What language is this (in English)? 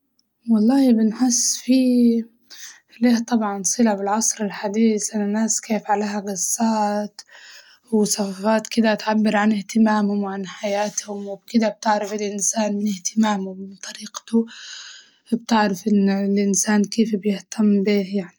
Libyan Arabic